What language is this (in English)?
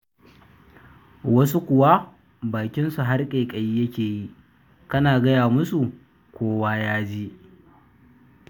Hausa